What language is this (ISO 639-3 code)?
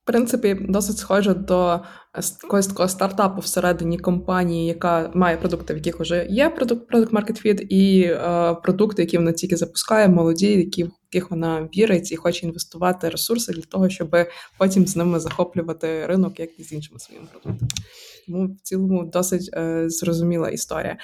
ukr